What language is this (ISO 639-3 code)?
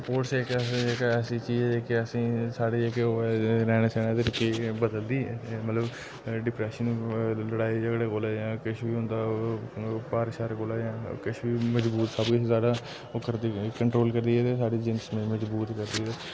doi